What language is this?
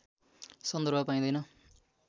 Nepali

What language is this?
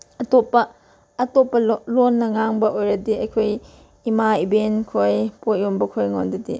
Manipuri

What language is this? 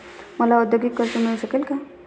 Marathi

